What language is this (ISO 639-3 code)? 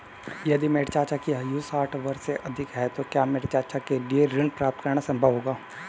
hin